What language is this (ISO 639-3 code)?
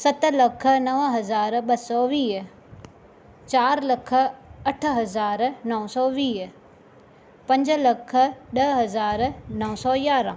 snd